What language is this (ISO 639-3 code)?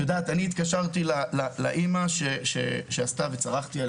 heb